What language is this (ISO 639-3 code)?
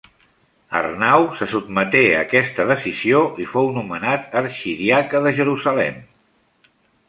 cat